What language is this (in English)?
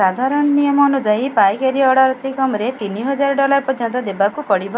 Odia